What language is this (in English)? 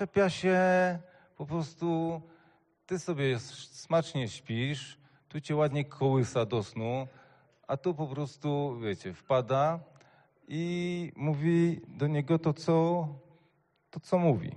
Polish